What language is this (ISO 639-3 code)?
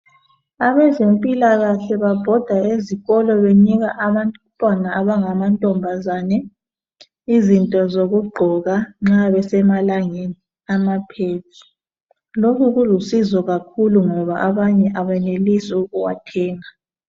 nde